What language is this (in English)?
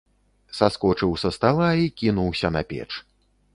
Belarusian